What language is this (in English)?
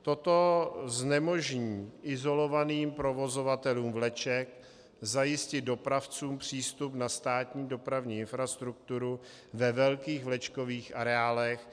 Czech